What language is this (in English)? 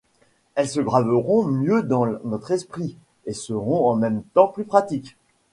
French